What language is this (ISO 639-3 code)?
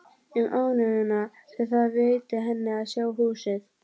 isl